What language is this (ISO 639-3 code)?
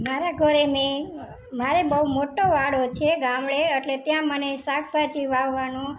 guj